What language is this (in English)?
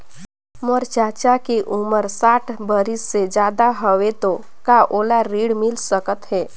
Chhattisgarhi